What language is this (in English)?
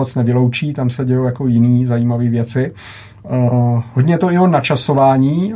Czech